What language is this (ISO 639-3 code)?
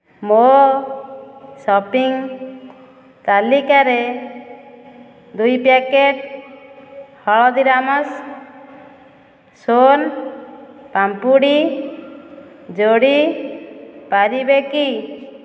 ori